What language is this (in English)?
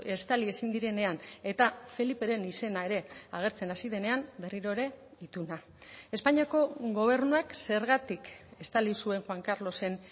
Basque